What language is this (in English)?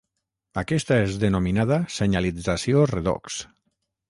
Catalan